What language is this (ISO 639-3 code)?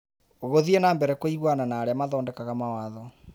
kik